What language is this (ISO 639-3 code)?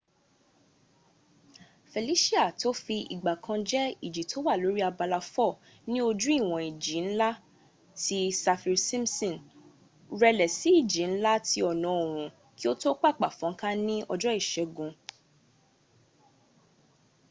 yor